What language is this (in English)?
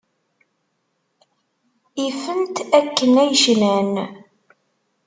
Kabyle